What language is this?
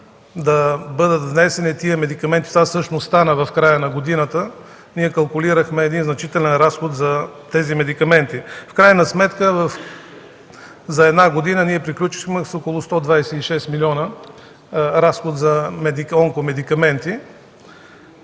Bulgarian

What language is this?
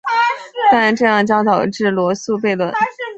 Chinese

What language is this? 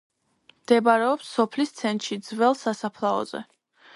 Georgian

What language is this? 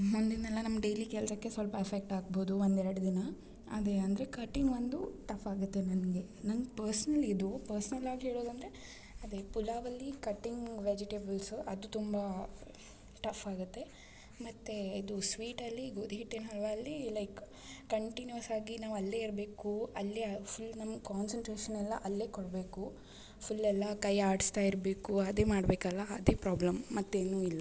Kannada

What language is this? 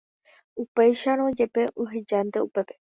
Guarani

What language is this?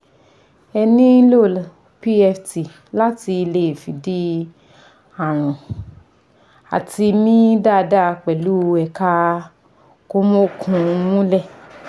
Yoruba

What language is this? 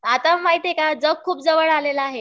Marathi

